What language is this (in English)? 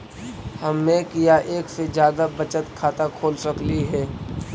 Magahi